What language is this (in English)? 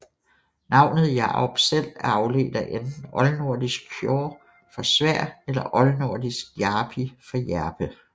Danish